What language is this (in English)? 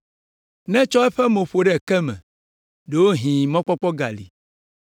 Ewe